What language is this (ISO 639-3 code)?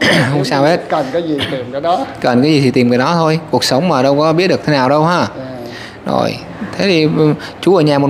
vie